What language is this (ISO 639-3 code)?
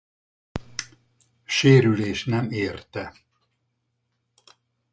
hun